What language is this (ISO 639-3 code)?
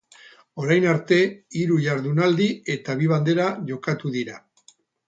eus